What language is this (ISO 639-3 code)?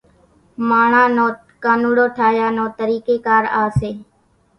gjk